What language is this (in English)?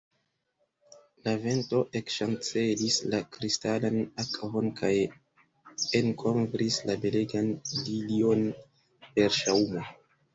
Esperanto